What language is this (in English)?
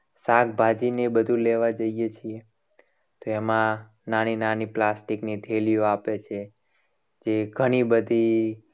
Gujarati